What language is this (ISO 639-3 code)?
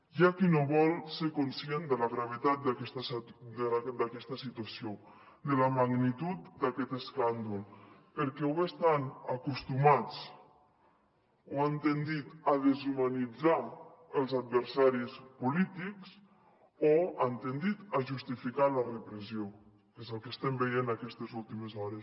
cat